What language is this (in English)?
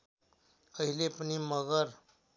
Nepali